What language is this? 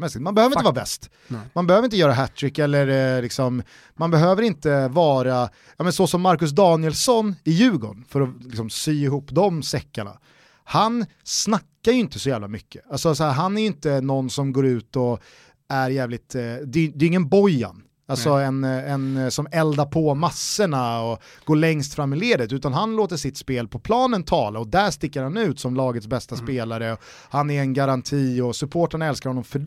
Swedish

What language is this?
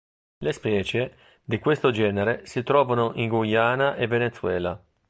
Italian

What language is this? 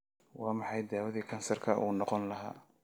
Somali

